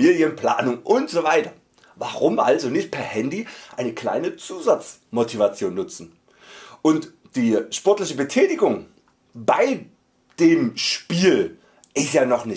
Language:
German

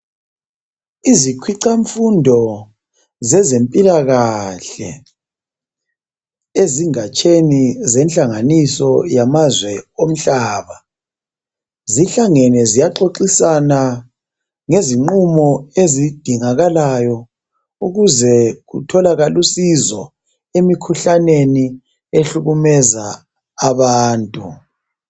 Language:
North Ndebele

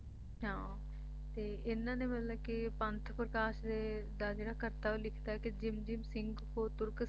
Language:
Punjabi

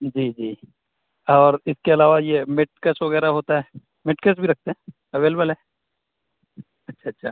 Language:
Urdu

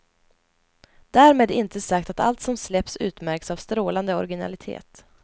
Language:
Swedish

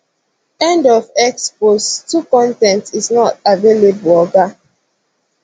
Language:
Nigerian Pidgin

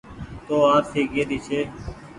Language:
Goaria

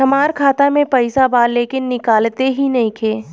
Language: Bhojpuri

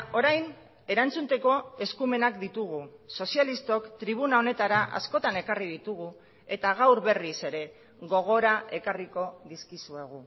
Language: Basque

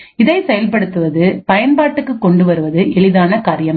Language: Tamil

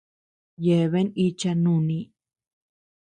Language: Tepeuxila Cuicatec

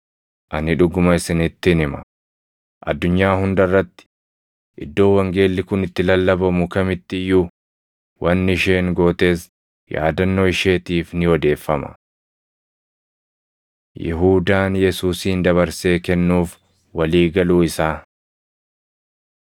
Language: Oromo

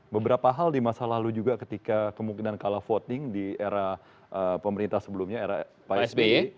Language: Indonesian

